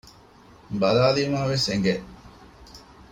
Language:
Divehi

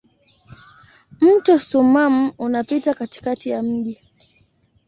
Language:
Swahili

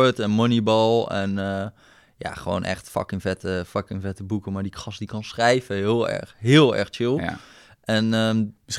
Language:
Dutch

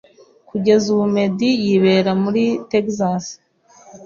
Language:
Kinyarwanda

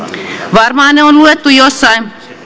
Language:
Finnish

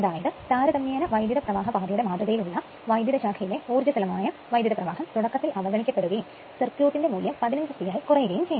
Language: Malayalam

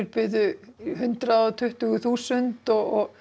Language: Icelandic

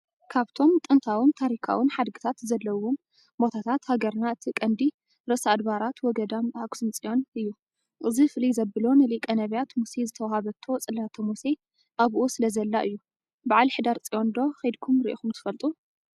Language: Tigrinya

